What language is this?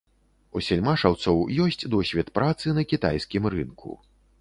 Belarusian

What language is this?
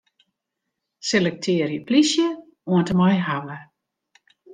Western Frisian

